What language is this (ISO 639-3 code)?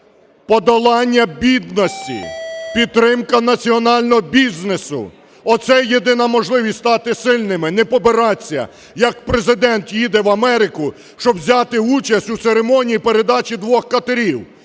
ukr